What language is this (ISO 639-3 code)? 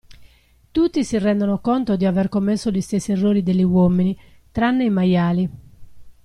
ita